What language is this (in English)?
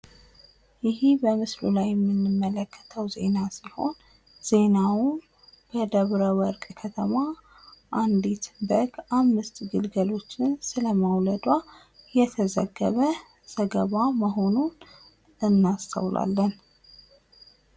Amharic